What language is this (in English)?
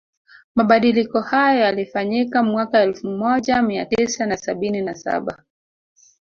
Swahili